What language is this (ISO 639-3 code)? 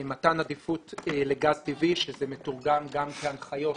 heb